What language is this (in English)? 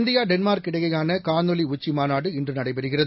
Tamil